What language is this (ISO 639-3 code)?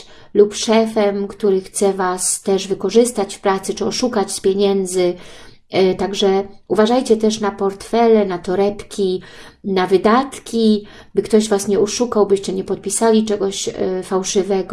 pol